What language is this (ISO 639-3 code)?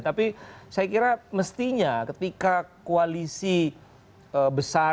ind